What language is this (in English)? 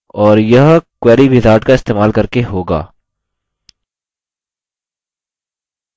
Hindi